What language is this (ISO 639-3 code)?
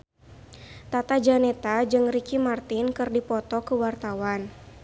sun